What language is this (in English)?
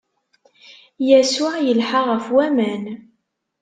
Kabyle